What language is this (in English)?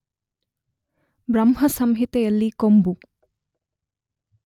Kannada